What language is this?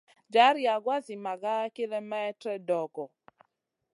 Masana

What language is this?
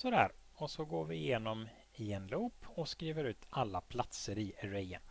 Swedish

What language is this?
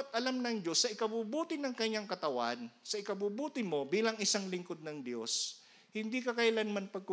Filipino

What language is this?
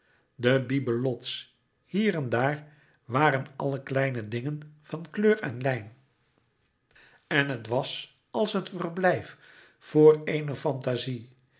Dutch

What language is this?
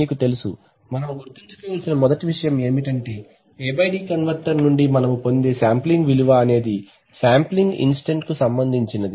Telugu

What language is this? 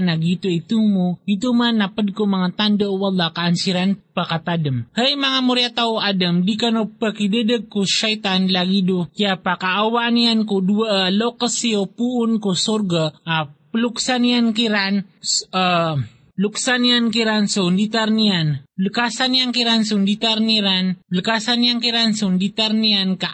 Filipino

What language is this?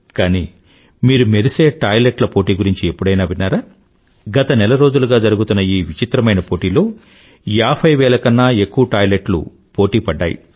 Telugu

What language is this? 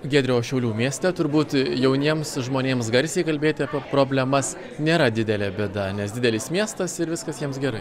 Lithuanian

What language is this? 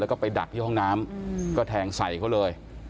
Thai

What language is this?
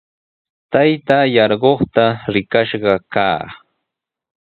Sihuas Ancash Quechua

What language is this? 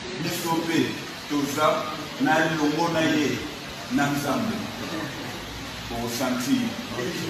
Romanian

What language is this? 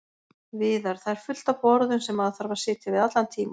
Icelandic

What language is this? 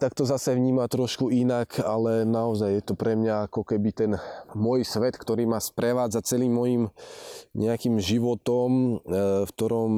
Slovak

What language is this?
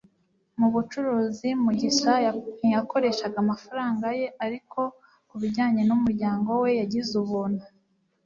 Kinyarwanda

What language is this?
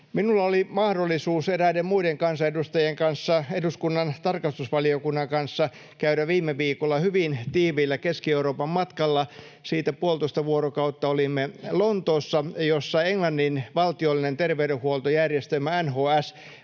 Finnish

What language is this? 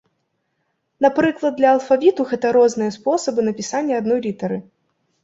Belarusian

